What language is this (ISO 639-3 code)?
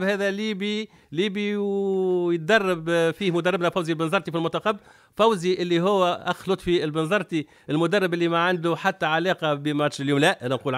ara